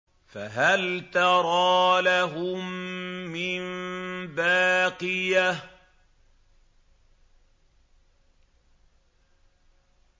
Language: Arabic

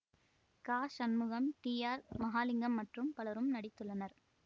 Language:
Tamil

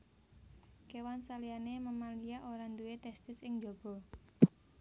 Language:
Javanese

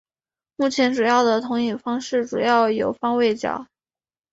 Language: Chinese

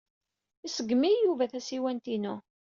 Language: Kabyle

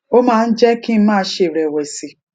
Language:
Yoruba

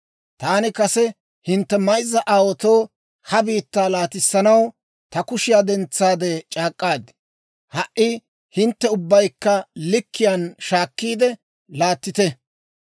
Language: Dawro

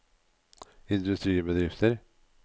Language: Norwegian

